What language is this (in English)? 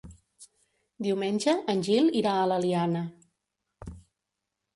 Catalan